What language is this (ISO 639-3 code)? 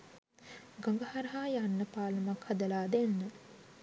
sin